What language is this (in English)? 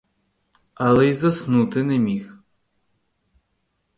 Ukrainian